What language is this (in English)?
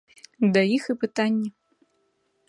Belarusian